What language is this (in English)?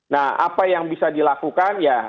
Indonesian